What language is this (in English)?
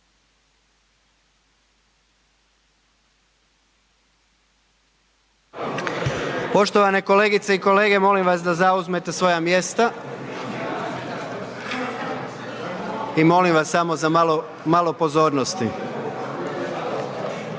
Croatian